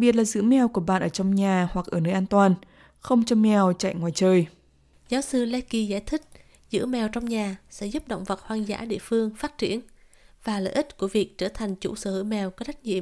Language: Vietnamese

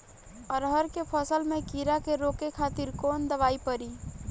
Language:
Bhojpuri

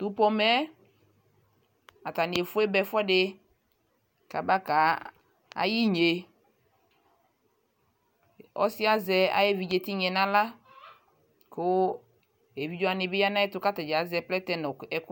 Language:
Ikposo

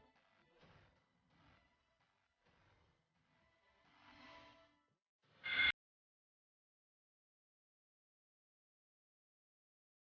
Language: Indonesian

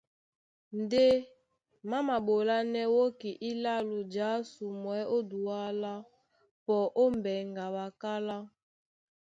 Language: Duala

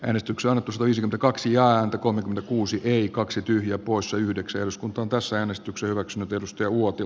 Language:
Finnish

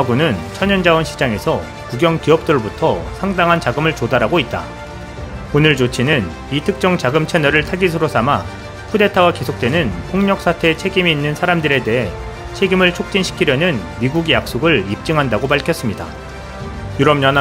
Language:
Korean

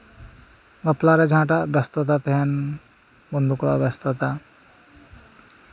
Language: Santali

